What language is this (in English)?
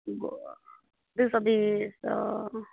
Maithili